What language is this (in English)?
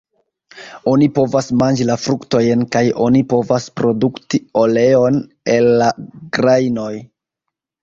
Esperanto